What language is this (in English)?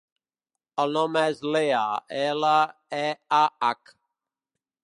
Catalan